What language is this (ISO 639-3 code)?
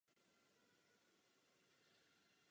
ces